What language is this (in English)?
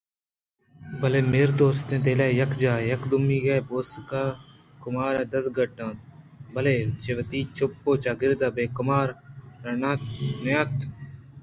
Eastern Balochi